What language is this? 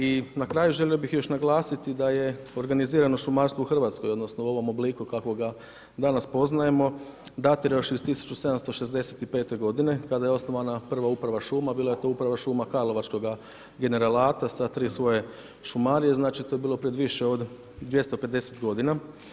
Croatian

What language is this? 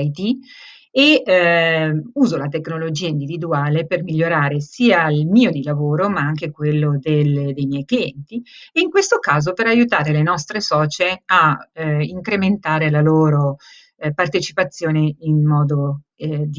Italian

